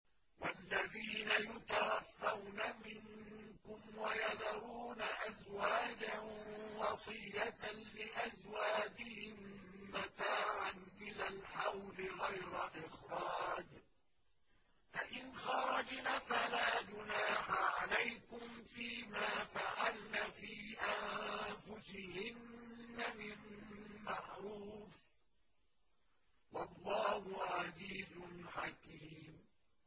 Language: Arabic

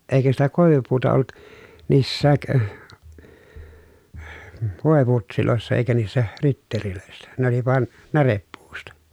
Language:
Finnish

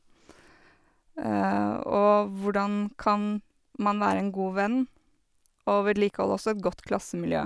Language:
Norwegian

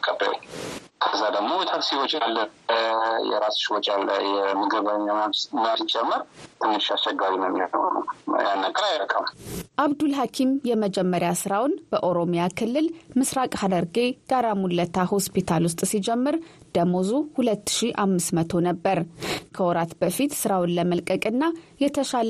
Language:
Amharic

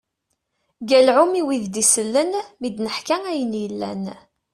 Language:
Kabyle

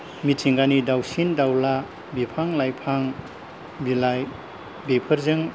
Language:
Bodo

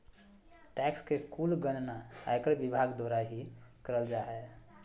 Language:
Magahi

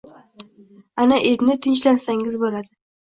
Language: Uzbek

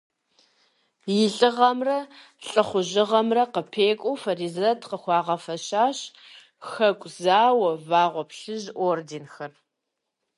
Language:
Kabardian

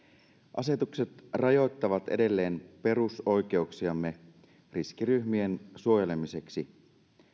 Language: Finnish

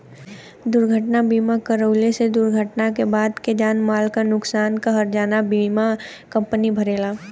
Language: Bhojpuri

